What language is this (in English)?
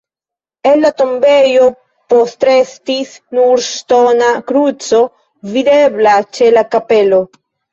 Esperanto